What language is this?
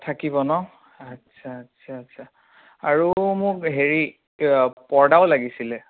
Assamese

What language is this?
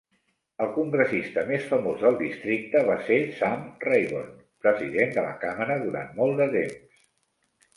Catalan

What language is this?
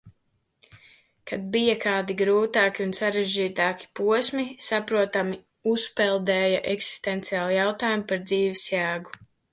Latvian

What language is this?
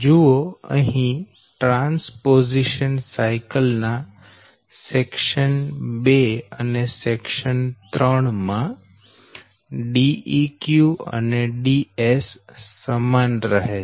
Gujarati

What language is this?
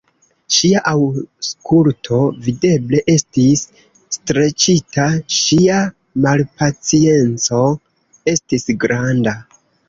Esperanto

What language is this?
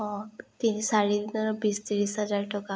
Assamese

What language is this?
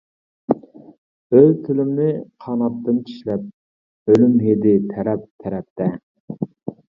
Uyghur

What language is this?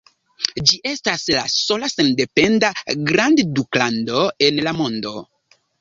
Esperanto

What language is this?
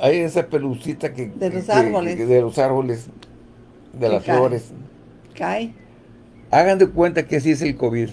Spanish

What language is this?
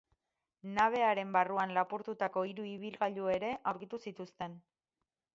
Basque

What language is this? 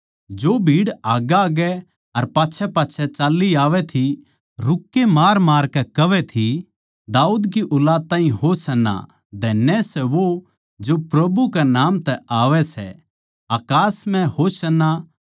Haryanvi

